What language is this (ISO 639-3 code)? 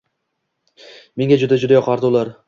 uzb